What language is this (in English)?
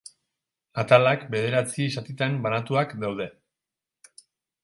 Basque